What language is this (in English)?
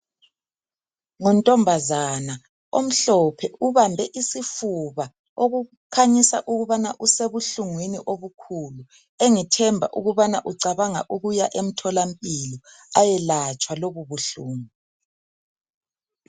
North Ndebele